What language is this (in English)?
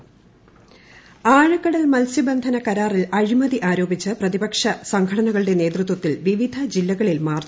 Malayalam